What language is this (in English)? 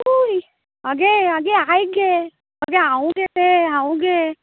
Konkani